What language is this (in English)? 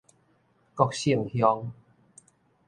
Min Nan Chinese